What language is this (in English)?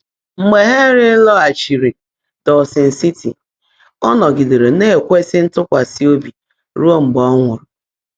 Igbo